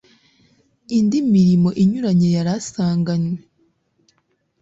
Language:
Kinyarwanda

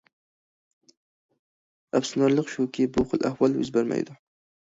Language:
Uyghur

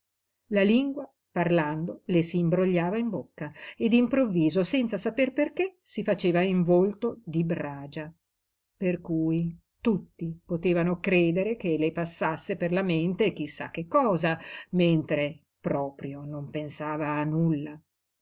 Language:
Italian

